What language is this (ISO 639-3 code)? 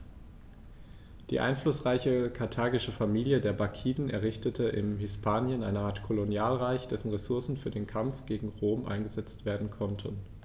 deu